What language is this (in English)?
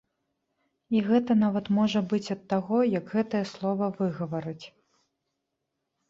Belarusian